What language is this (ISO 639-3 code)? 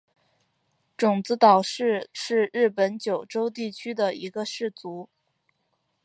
zho